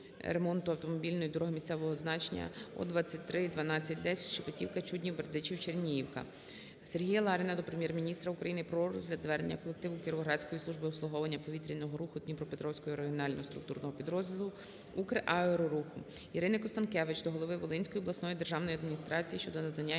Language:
Ukrainian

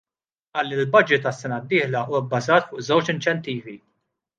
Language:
Maltese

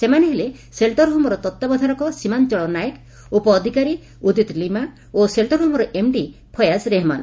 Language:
Odia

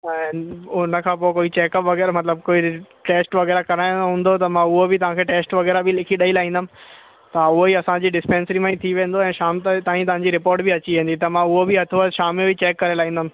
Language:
Sindhi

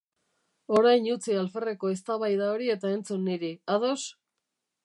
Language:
Basque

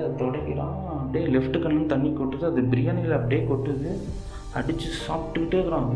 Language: Tamil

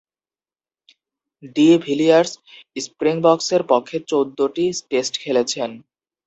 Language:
Bangla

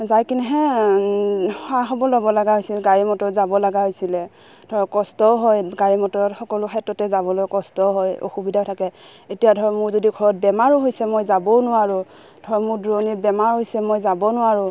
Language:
Assamese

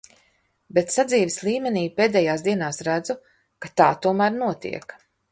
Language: Latvian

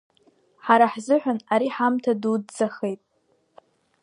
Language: Abkhazian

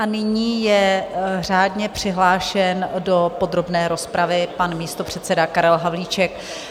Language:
Czech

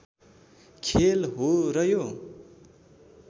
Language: Nepali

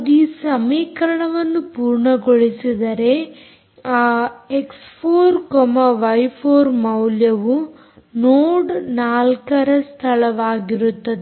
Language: Kannada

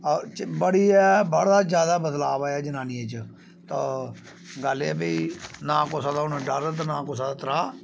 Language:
Dogri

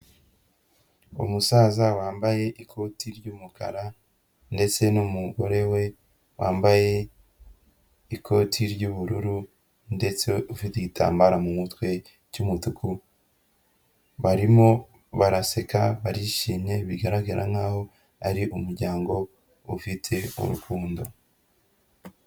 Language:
Kinyarwanda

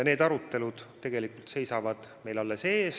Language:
Estonian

